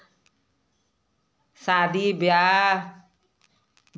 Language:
Hindi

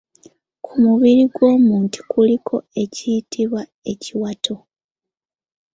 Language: Ganda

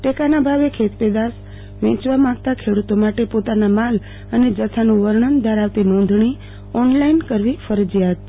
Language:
Gujarati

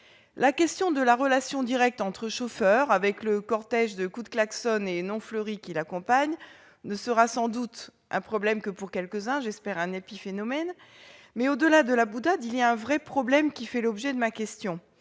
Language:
French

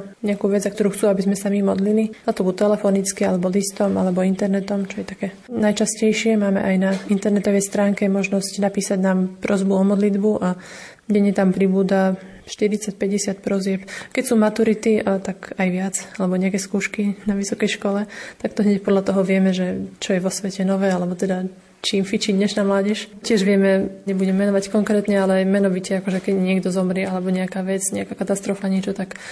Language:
Slovak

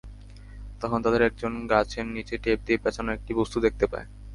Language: Bangla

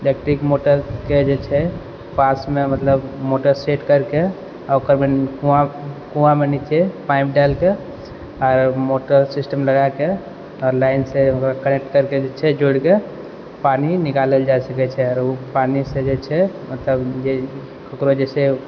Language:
Maithili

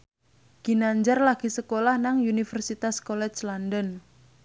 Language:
Javanese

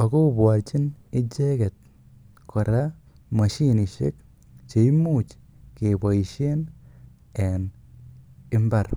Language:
Kalenjin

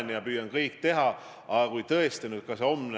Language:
Estonian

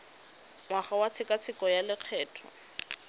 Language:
Tswana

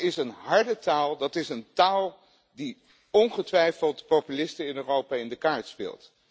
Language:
Dutch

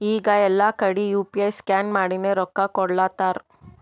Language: Kannada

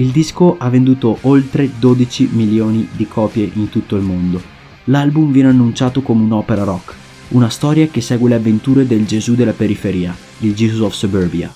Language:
Italian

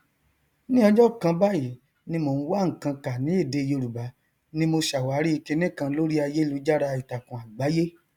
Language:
Yoruba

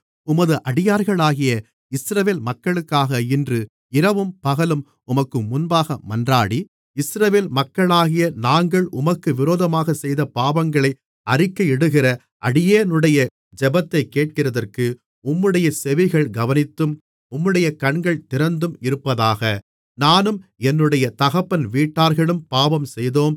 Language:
Tamil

